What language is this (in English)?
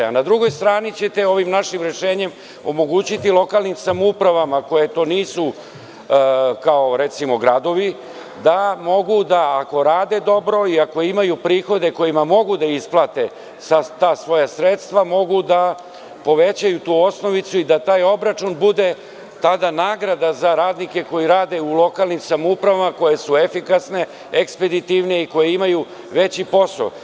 Serbian